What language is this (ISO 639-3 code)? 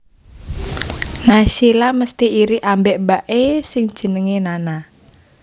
jav